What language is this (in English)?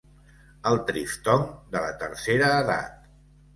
Catalan